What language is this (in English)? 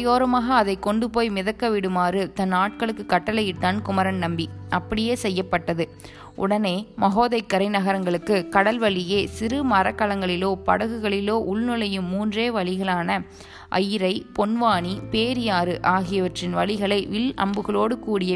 Tamil